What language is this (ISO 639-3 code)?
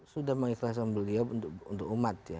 ind